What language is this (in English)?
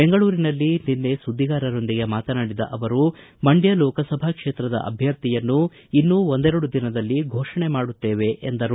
Kannada